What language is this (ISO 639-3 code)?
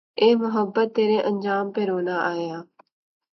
urd